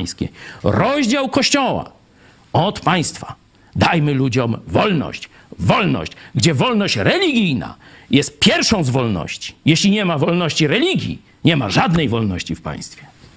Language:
Polish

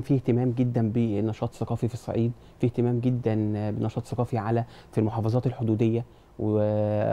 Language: Arabic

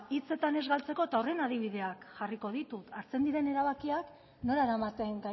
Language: Basque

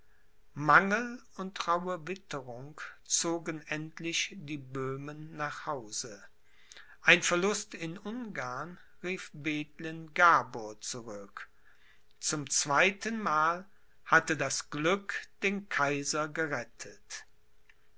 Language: German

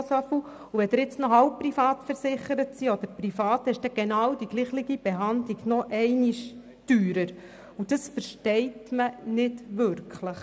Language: Swiss German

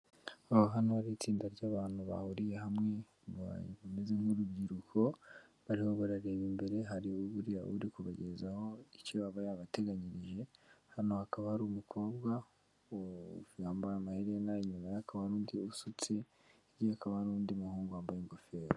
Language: Kinyarwanda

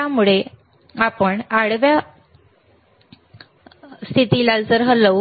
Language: Marathi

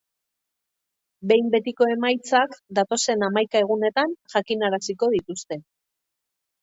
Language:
Basque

